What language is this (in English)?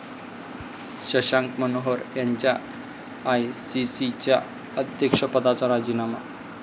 Marathi